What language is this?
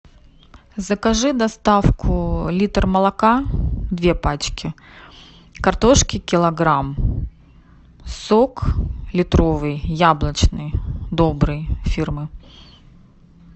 Russian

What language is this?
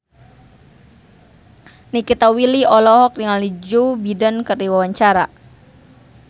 Sundanese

